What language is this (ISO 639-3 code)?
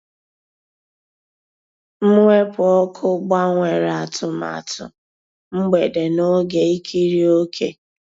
ibo